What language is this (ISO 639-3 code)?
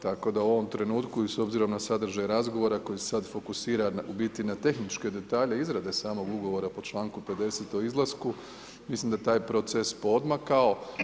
hrv